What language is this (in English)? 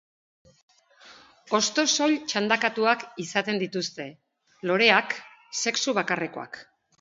Basque